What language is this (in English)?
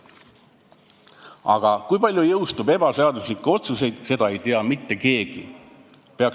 Estonian